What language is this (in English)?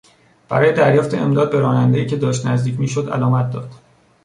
Persian